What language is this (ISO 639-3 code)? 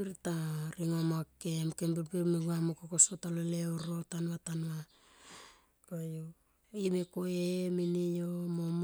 tqp